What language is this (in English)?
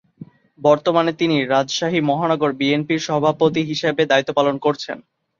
Bangla